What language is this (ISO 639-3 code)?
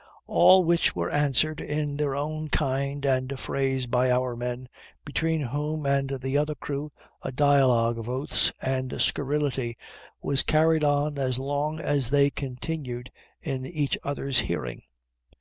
eng